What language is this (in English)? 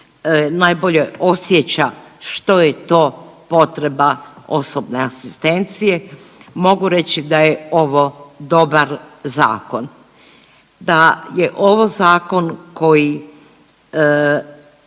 Croatian